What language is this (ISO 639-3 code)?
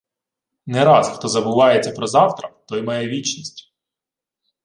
ukr